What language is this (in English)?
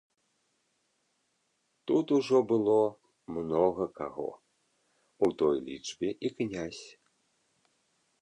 Belarusian